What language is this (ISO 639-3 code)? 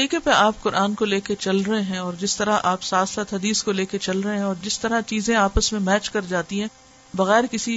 urd